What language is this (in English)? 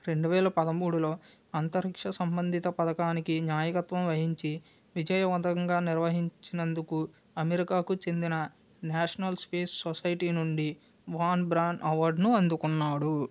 Telugu